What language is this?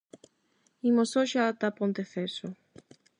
Galician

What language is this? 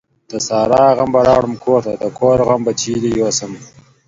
Pashto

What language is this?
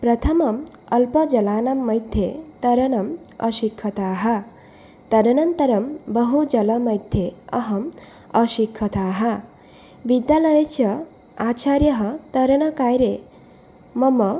Sanskrit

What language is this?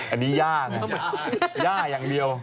Thai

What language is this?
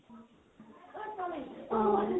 Assamese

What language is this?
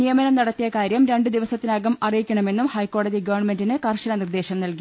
Malayalam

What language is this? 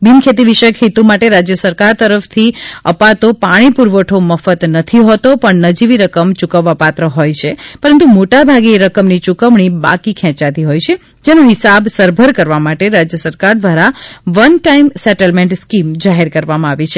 Gujarati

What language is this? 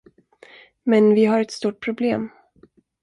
Swedish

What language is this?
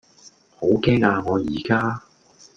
Cantonese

